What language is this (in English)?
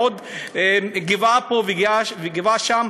Hebrew